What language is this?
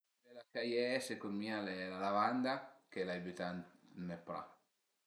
Piedmontese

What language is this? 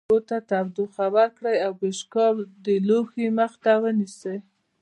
Pashto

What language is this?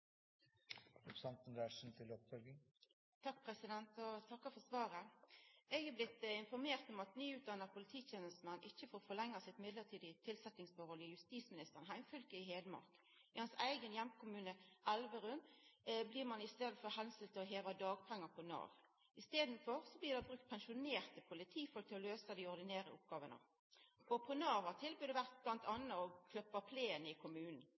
Norwegian Nynorsk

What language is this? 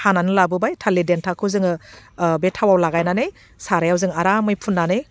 Bodo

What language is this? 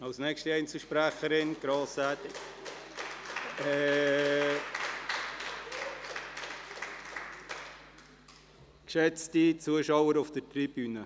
Swiss German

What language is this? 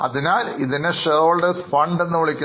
Malayalam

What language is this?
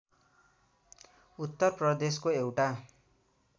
Nepali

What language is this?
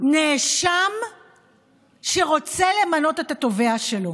Hebrew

